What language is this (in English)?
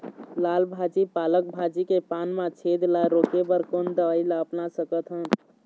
Chhattisgarhi